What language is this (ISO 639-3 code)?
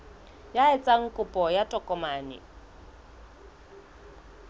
sot